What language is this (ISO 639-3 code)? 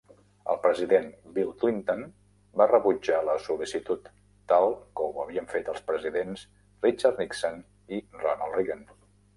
cat